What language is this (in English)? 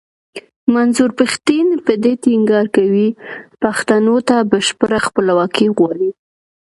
Pashto